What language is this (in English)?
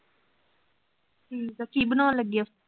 Punjabi